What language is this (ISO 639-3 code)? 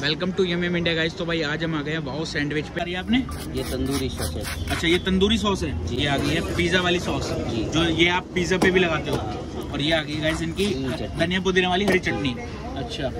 hin